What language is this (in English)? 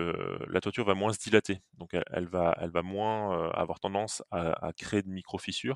French